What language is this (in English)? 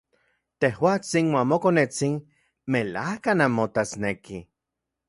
Central Puebla Nahuatl